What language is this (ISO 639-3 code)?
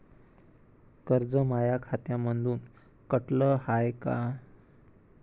mar